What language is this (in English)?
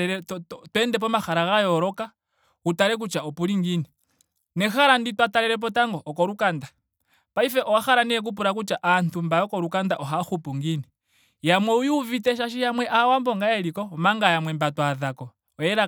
Ndonga